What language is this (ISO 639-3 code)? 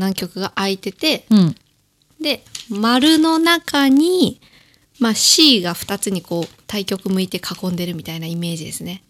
jpn